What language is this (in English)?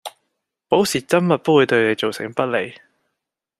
Cantonese